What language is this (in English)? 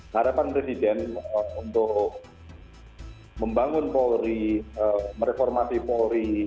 Indonesian